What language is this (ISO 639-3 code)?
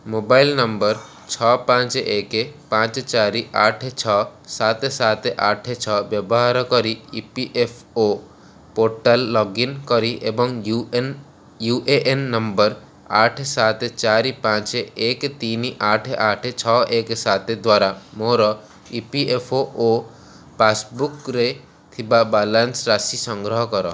ori